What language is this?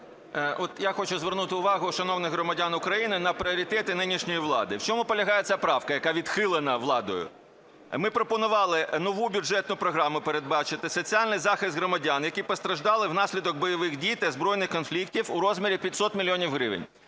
Ukrainian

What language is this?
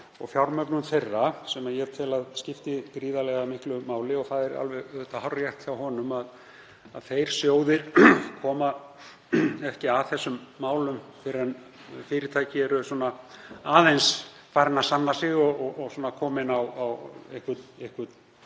Icelandic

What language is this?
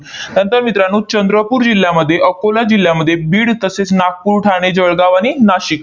Marathi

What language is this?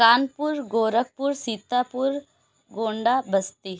Urdu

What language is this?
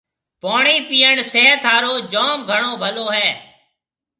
Marwari (Pakistan)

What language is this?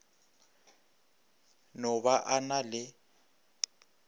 Northern Sotho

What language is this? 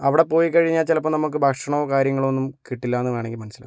Malayalam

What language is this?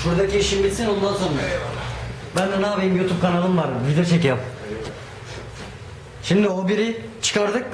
Turkish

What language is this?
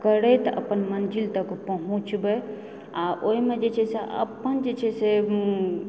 Maithili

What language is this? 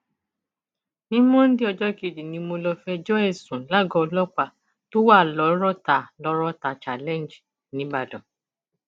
Yoruba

